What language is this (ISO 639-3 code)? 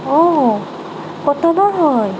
asm